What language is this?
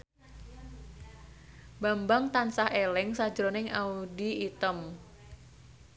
Javanese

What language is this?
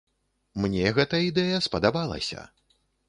Belarusian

